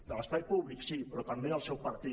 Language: Catalan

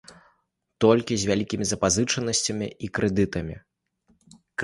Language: Belarusian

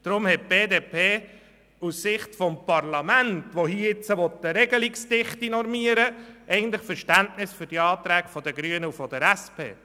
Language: Swiss German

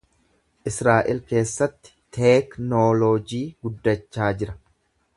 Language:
Oromo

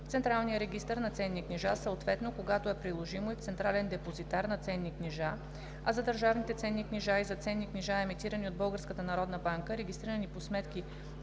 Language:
Bulgarian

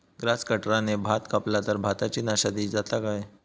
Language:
Marathi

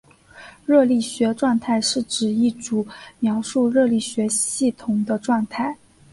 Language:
Chinese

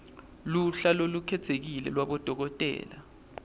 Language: Swati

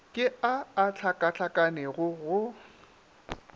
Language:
Northern Sotho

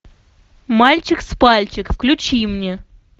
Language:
Russian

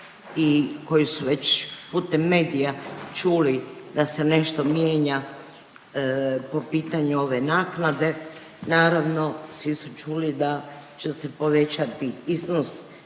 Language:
Croatian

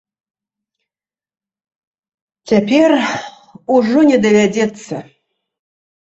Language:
Belarusian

